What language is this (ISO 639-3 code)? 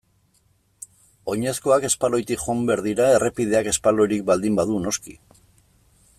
eus